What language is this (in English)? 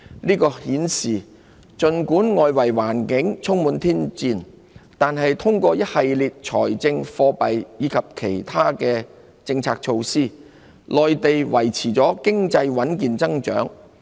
Cantonese